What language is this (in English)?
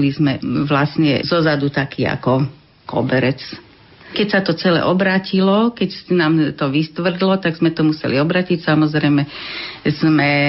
Slovak